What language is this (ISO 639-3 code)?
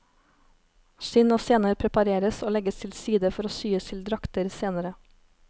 nor